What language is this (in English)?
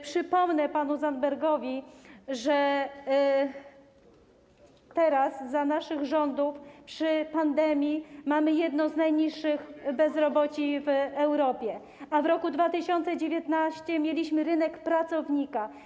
Polish